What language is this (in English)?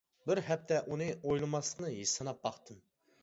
Uyghur